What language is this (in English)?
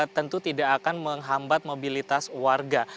Indonesian